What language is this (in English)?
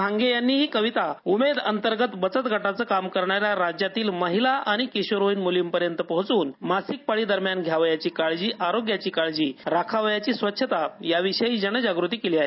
Marathi